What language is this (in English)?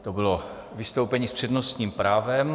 Czech